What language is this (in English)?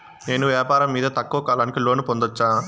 Telugu